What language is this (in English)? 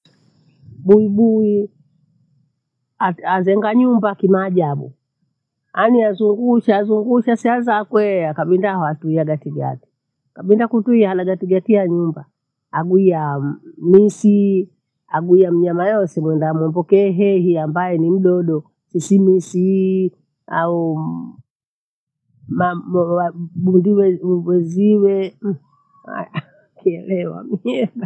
Bondei